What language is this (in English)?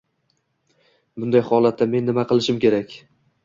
Uzbek